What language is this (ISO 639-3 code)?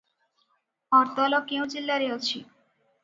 ori